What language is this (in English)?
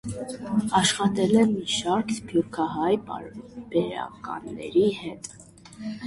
Armenian